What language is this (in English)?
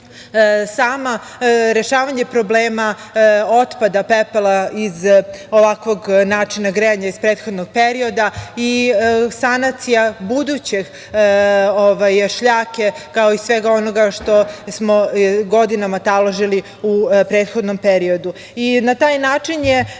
Serbian